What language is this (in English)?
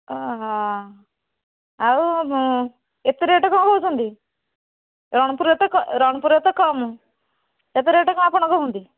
Odia